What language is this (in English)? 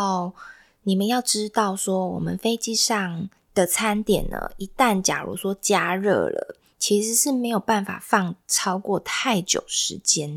Chinese